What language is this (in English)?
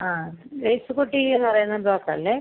Malayalam